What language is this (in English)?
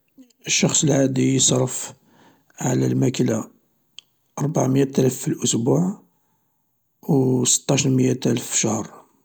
Algerian Arabic